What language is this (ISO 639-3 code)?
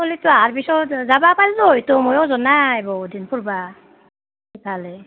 asm